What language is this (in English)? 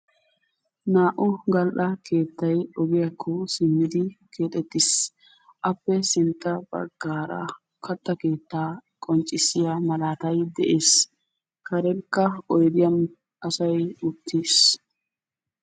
Wolaytta